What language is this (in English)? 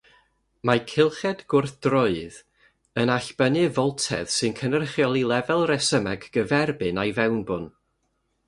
Welsh